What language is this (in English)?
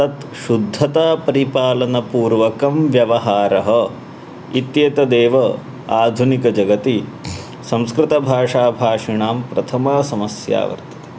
Sanskrit